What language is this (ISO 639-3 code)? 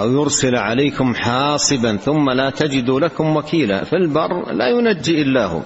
ara